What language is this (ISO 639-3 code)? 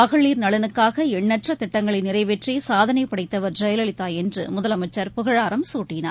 tam